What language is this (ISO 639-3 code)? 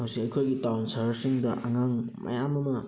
mni